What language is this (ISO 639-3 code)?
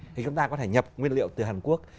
vie